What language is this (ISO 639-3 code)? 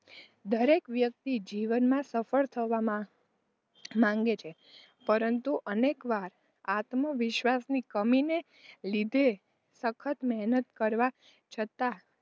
guj